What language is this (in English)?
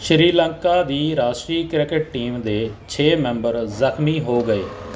Punjabi